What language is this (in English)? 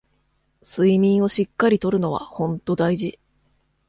Japanese